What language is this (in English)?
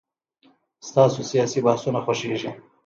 Pashto